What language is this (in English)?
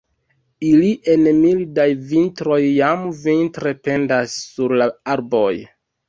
Esperanto